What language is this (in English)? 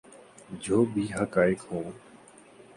Urdu